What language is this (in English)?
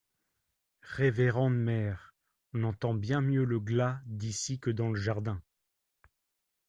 French